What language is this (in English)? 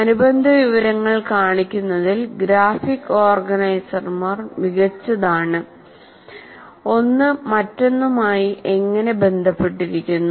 Malayalam